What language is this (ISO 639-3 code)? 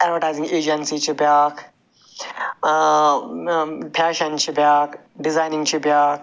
kas